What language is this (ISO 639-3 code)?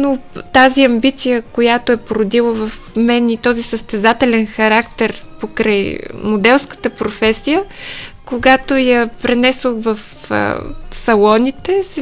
bul